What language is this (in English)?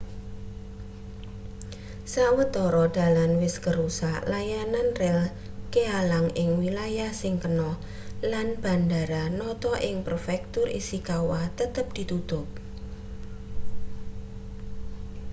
Javanese